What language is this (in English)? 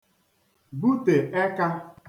Igbo